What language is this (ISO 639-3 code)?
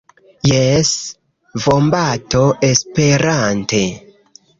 epo